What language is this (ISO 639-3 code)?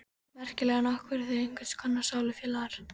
isl